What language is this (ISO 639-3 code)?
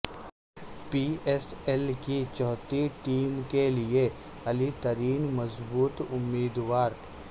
urd